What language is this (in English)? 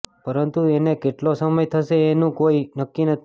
Gujarati